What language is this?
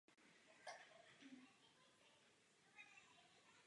Czech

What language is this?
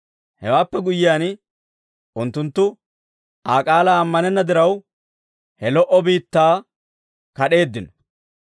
Dawro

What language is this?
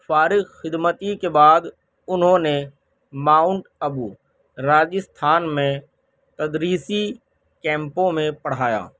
Urdu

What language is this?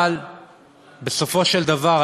Hebrew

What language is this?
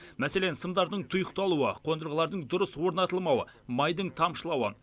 Kazakh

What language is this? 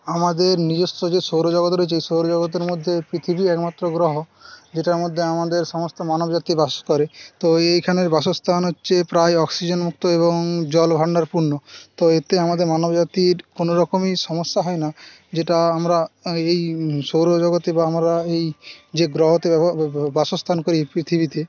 Bangla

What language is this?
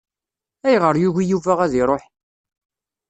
Kabyle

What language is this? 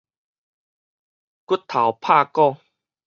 Min Nan Chinese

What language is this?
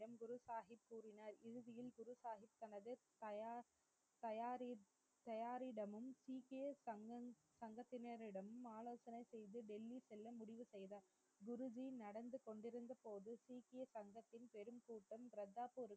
Tamil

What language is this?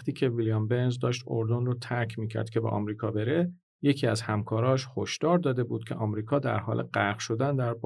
Persian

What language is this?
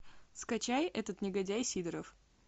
Russian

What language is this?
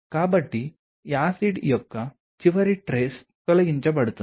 Telugu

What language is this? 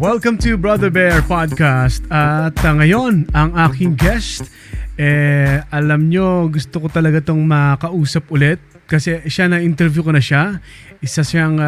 Filipino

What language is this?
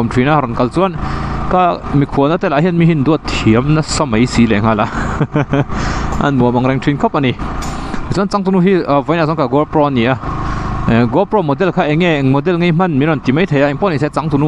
Thai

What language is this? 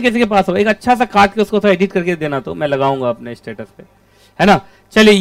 Hindi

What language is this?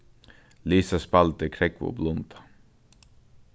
Faroese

